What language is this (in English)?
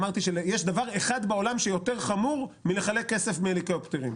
Hebrew